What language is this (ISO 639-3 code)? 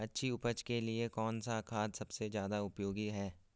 hin